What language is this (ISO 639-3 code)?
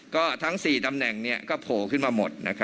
tha